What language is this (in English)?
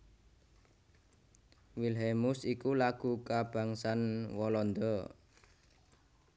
Javanese